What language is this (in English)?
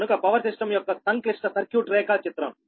Telugu